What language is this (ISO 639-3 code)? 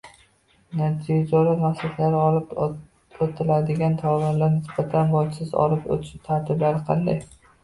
uzb